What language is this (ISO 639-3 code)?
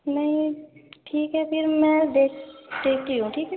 urd